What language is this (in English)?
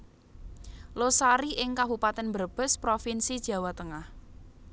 Javanese